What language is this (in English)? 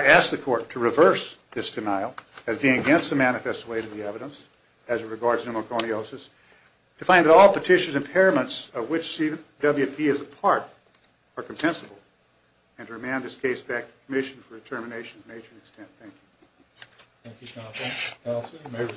English